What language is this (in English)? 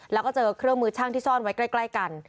Thai